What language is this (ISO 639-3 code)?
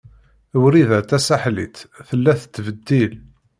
kab